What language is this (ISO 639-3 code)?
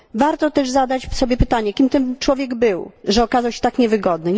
pol